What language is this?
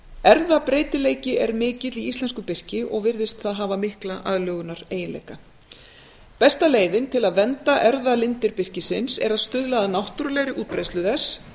Icelandic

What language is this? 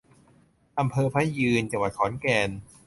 Thai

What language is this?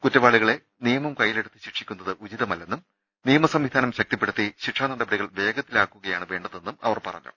Malayalam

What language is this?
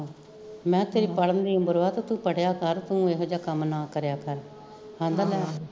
Punjabi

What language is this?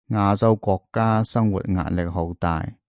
Cantonese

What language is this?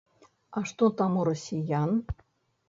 Belarusian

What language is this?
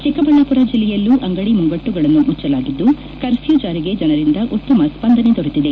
Kannada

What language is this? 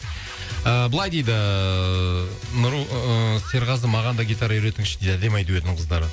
Kazakh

